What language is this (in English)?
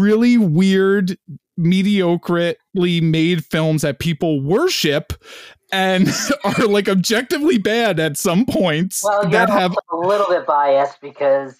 English